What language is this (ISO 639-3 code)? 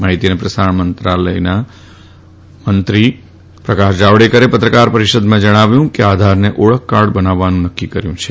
guj